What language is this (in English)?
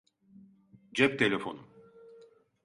Turkish